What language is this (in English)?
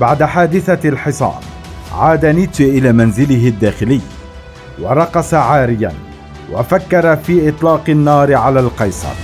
Arabic